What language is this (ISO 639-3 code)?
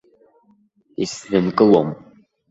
abk